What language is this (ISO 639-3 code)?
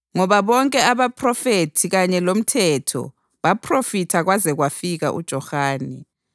nde